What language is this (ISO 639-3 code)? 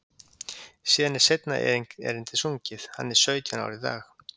isl